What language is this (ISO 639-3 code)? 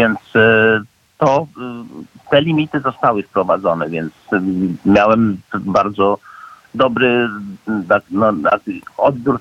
pol